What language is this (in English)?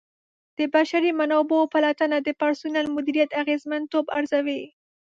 Pashto